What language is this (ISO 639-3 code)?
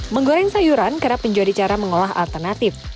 ind